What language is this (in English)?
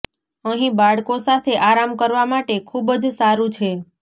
Gujarati